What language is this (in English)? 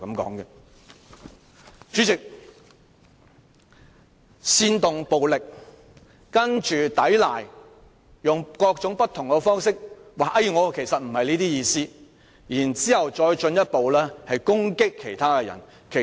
Cantonese